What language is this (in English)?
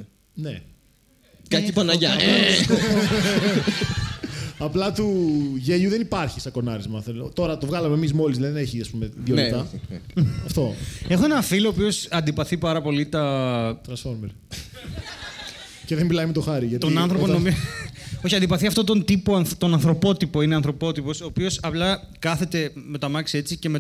Greek